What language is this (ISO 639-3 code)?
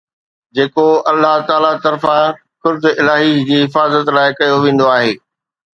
snd